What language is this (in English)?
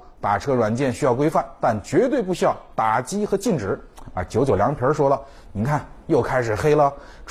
Chinese